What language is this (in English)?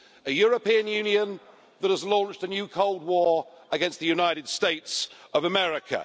English